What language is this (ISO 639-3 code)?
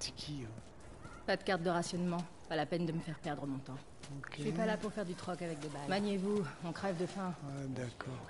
fra